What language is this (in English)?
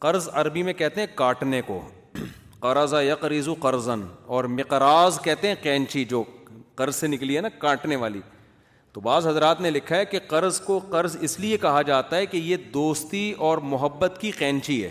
Urdu